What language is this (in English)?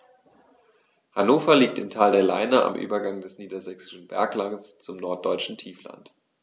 German